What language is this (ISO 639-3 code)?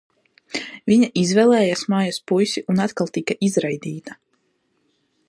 lav